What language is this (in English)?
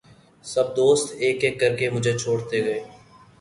Urdu